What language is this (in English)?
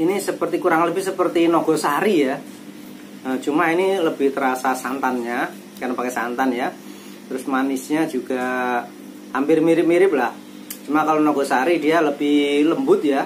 Indonesian